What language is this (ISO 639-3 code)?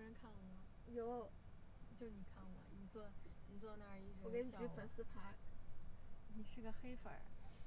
zho